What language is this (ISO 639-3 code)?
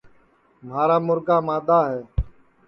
ssi